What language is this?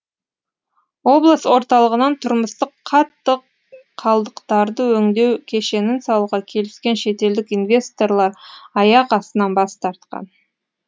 Kazakh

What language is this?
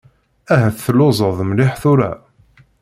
Kabyle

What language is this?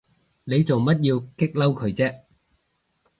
Cantonese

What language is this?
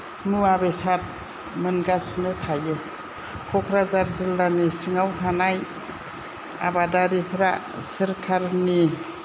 Bodo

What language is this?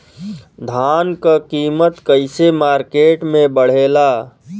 Bhojpuri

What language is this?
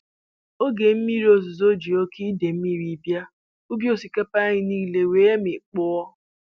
Igbo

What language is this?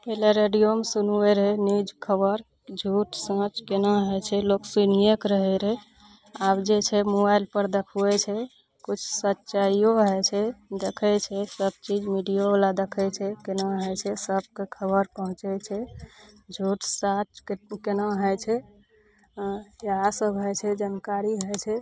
Maithili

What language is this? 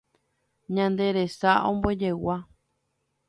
Guarani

